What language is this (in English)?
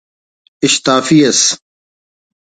Brahui